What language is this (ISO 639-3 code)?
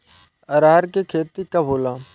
bho